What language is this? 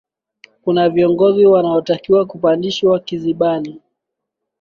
Swahili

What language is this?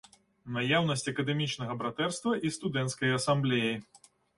Belarusian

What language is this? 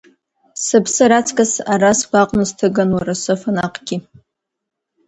Abkhazian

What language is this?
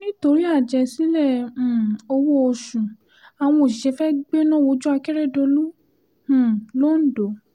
Yoruba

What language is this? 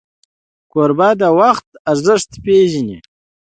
Pashto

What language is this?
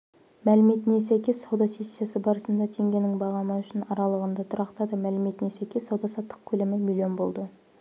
Kazakh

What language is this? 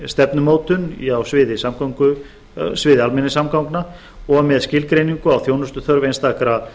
Icelandic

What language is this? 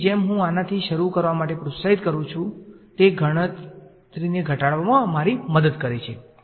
Gujarati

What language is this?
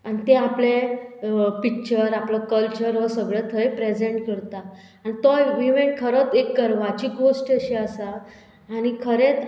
Konkani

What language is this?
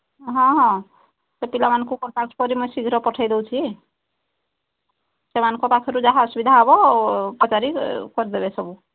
Odia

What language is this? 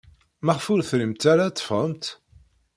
Kabyle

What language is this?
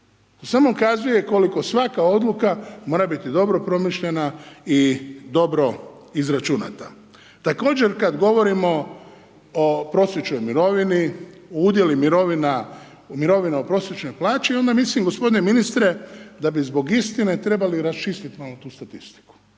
Croatian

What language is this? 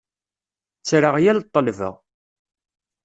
Kabyle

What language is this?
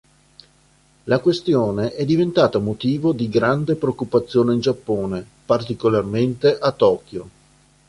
Italian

